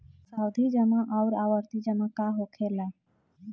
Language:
Bhojpuri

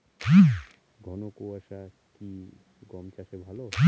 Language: Bangla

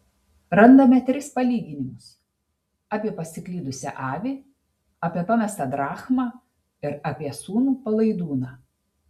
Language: Lithuanian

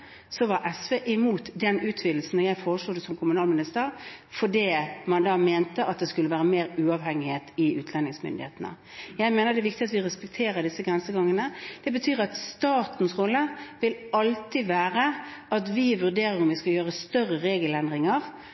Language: Norwegian Bokmål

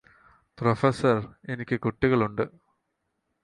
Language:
Malayalam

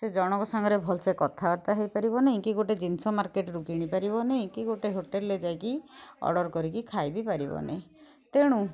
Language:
Odia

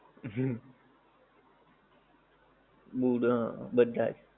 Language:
Gujarati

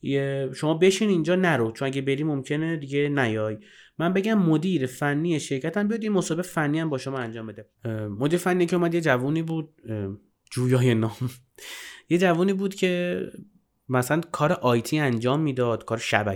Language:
Persian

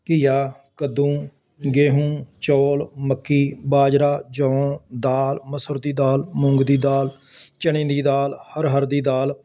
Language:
Punjabi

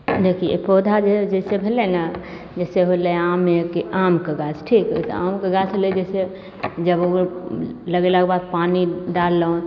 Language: Maithili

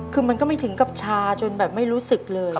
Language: Thai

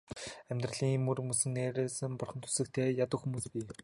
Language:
Mongolian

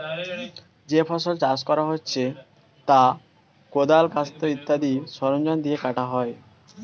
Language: Bangla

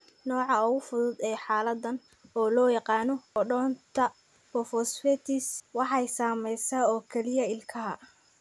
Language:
Somali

